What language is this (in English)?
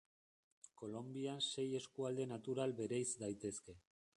Basque